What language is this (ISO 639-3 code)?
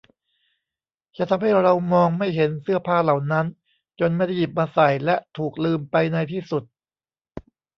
tha